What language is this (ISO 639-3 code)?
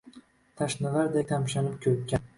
uzb